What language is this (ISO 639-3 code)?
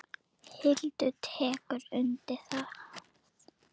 isl